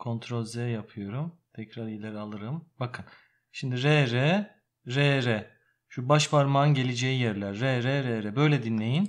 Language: Turkish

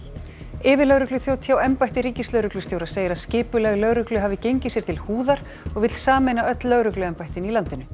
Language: Icelandic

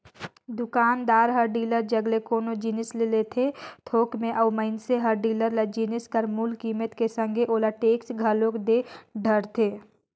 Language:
Chhattisgarhi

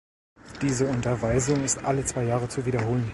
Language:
German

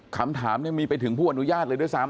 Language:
Thai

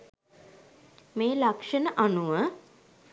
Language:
Sinhala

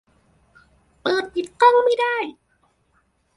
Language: Thai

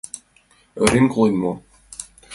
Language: Mari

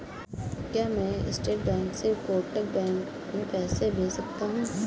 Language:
Hindi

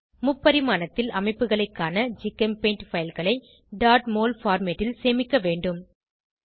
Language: Tamil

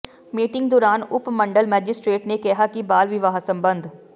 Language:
Punjabi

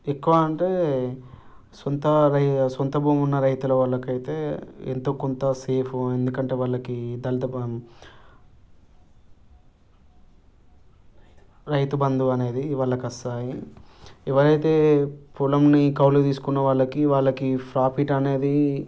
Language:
Telugu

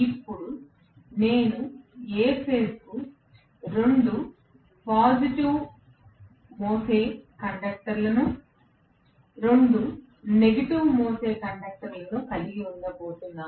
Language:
Telugu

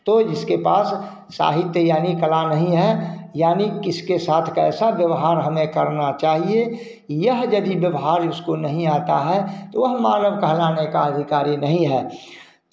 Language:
Hindi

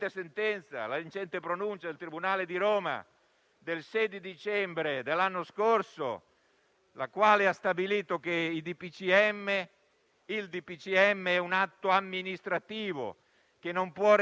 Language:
Italian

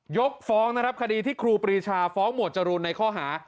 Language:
Thai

